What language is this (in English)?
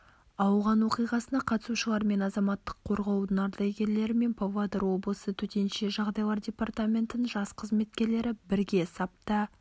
Kazakh